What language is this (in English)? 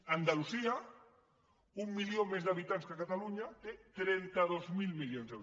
Catalan